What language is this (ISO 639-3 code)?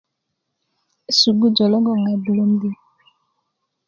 ukv